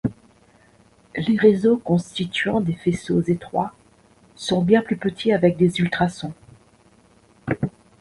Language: French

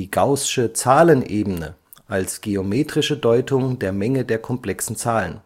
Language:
German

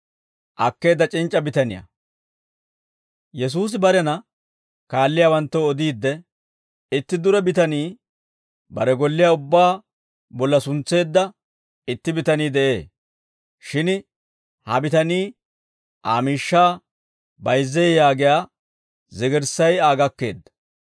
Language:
Dawro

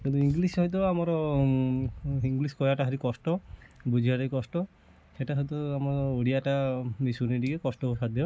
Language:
Odia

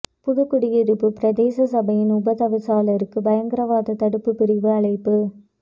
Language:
Tamil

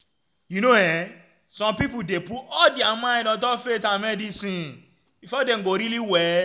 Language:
Nigerian Pidgin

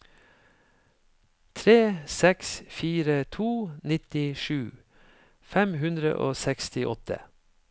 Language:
Norwegian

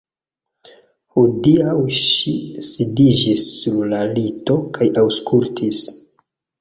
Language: Esperanto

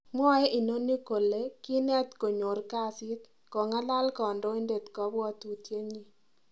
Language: Kalenjin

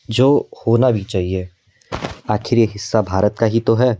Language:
Hindi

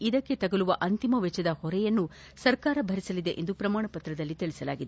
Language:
Kannada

